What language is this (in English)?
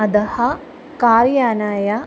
Sanskrit